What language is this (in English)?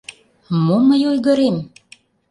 Mari